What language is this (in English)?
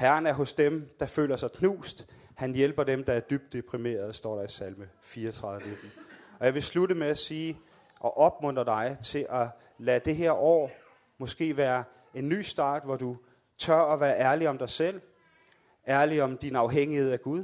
Danish